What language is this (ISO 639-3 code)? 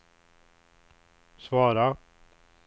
swe